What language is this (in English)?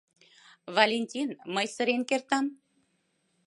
Mari